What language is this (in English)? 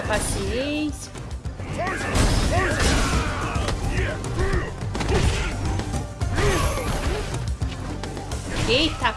Portuguese